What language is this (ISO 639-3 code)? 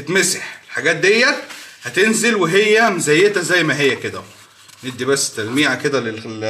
ara